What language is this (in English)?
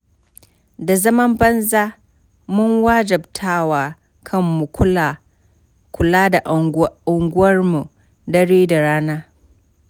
Hausa